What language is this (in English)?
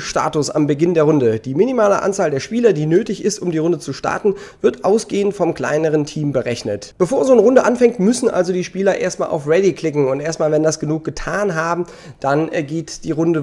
German